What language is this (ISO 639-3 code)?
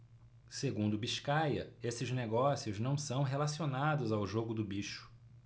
por